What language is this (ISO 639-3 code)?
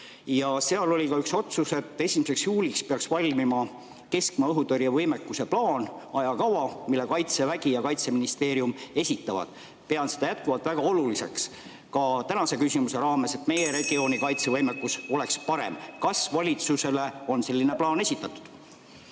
est